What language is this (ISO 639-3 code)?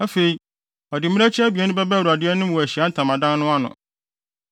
aka